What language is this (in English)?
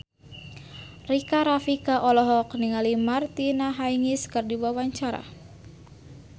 Sundanese